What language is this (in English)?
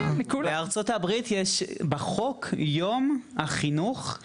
Hebrew